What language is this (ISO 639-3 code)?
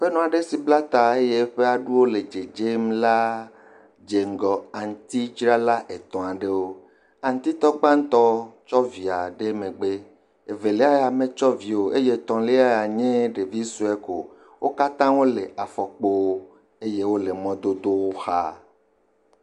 ewe